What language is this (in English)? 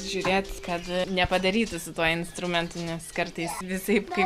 Lithuanian